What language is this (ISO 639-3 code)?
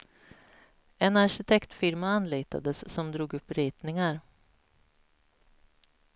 swe